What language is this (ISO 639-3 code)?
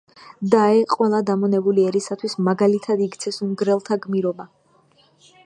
kat